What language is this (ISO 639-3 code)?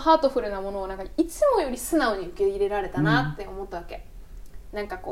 jpn